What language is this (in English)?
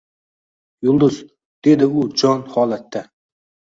Uzbek